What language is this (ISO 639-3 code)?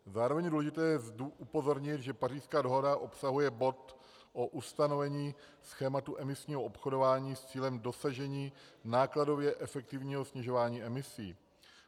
ces